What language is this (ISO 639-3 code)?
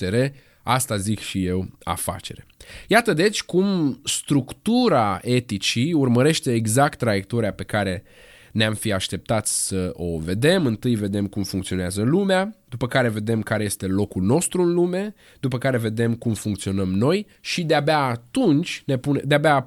ron